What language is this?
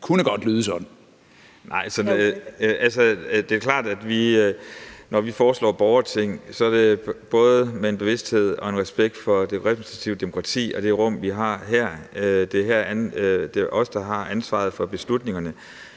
Danish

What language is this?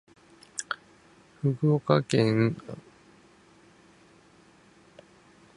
Japanese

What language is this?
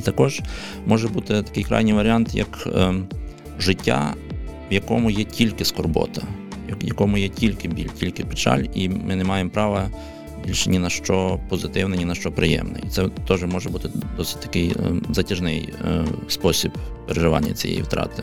Ukrainian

